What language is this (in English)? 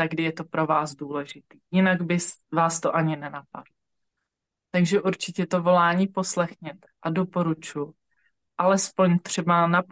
Czech